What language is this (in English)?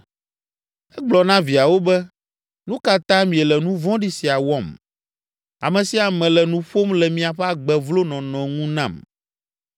Ewe